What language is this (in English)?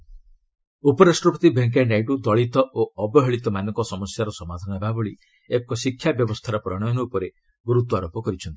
Odia